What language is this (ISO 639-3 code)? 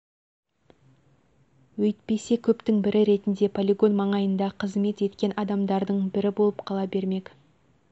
kaz